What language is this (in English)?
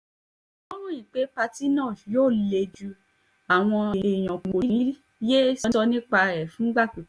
Yoruba